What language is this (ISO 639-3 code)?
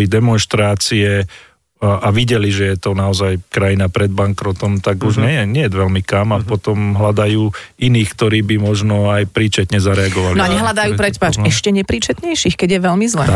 slk